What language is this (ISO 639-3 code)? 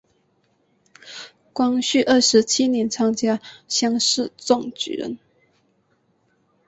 zho